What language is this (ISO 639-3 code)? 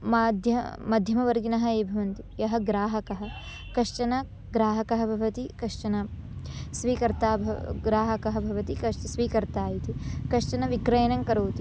san